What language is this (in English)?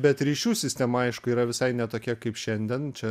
Lithuanian